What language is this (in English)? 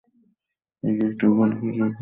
Bangla